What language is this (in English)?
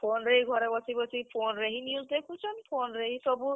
Odia